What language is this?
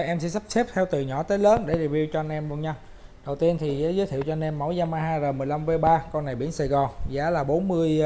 Vietnamese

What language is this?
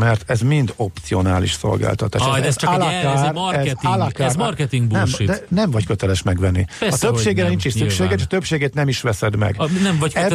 Hungarian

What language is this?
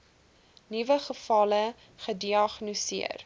Afrikaans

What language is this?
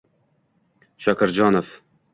Uzbek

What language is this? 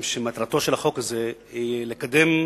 Hebrew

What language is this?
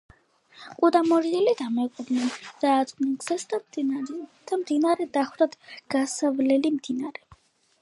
Georgian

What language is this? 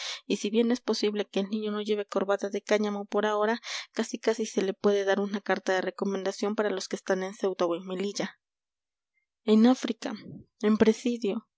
Spanish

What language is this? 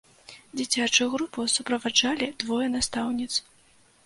Belarusian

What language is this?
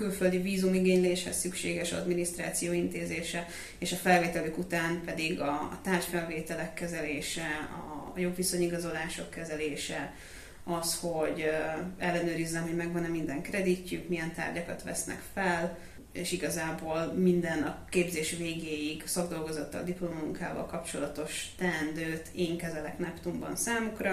Hungarian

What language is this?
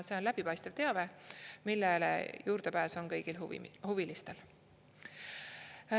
Estonian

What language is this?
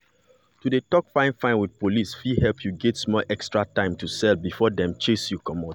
Nigerian Pidgin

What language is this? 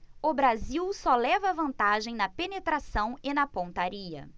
Portuguese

